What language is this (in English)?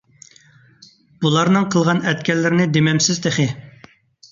Uyghur